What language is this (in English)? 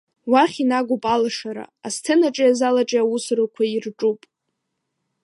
Abkhazian